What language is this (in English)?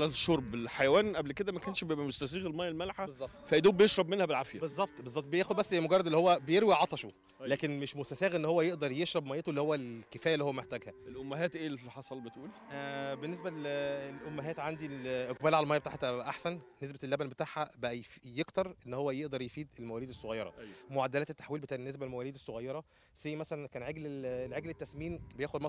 Arabic